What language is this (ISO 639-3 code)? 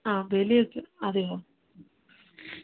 mal